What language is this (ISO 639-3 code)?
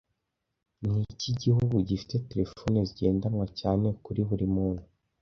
kin